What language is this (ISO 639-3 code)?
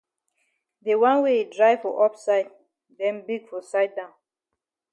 wes